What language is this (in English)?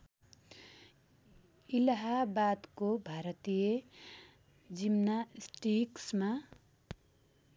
Nepali